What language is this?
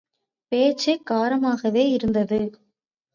Tamil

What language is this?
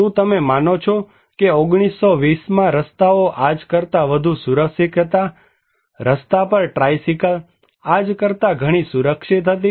Gujarati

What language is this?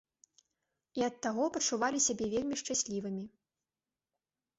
Belarusian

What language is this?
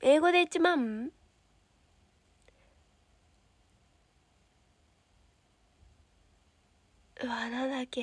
Japanese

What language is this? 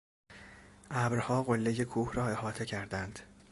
Persian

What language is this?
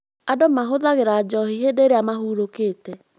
Kikuyu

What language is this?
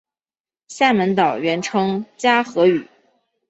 Chinese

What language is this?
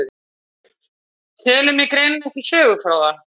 Icelandic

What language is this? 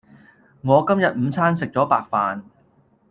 Cantonese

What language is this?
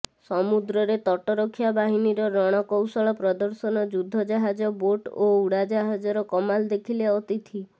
Odia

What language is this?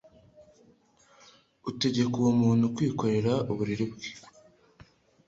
Kinyarwanda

